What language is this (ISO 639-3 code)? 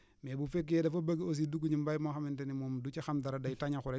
wol